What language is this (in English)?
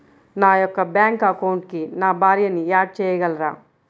Telugu